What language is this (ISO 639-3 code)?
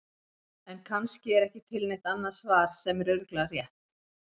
isl